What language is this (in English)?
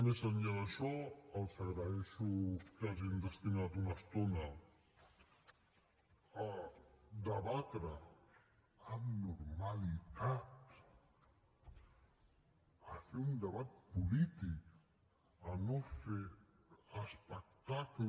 Catalan